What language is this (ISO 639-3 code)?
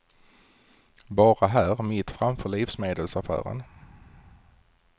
swe